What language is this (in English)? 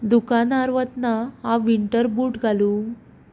Konkani